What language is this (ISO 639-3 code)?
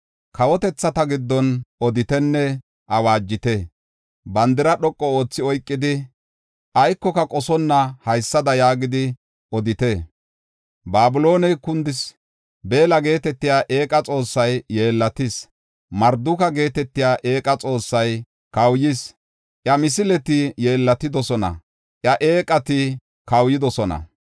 gof